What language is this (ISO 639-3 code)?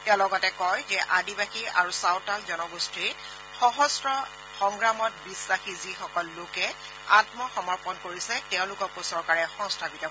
asm